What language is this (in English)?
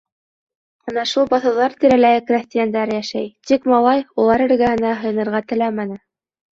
Bashkir